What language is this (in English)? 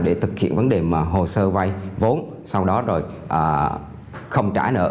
Vietnamese